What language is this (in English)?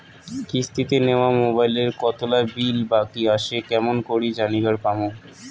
Bangla